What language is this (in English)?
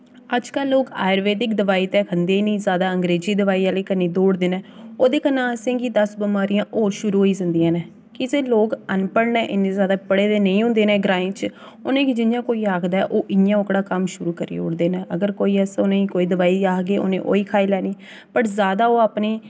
Dogri